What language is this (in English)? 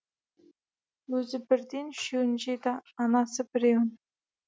Kazakh